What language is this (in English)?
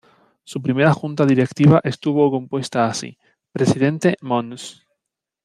Spanish